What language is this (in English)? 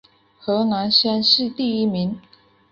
Chinese